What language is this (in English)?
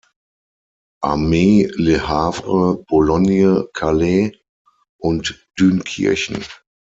German